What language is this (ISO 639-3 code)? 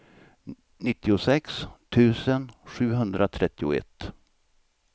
swe